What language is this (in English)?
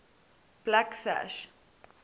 English